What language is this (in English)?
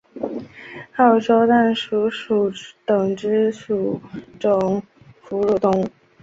Chinese